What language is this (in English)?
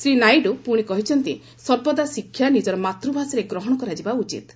Odia